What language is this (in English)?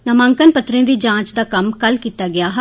Dogri